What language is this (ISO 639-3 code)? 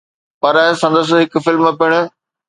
snd